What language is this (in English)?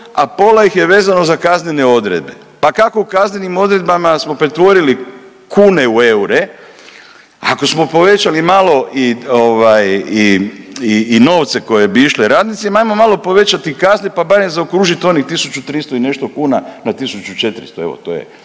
Croatian